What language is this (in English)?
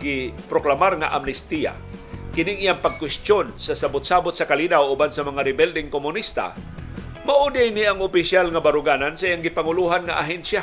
Filipino